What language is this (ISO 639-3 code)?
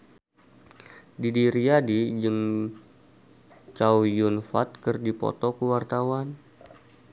sun